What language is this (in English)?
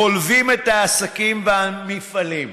Hebrew